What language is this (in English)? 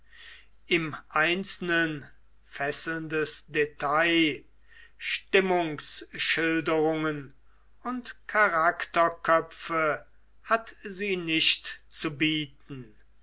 German